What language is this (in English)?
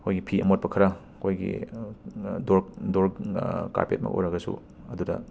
Manipuri